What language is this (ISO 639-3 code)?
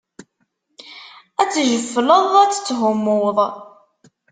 kab